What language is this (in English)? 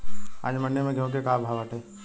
Bhojpuri